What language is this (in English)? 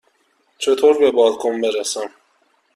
Persian